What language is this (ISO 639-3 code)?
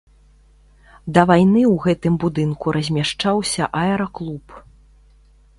bel